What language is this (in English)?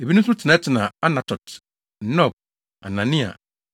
Akan